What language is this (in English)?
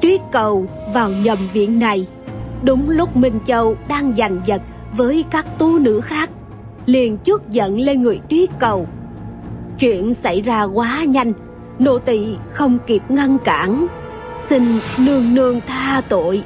Vietnamese